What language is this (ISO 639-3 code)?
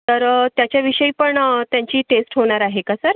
mar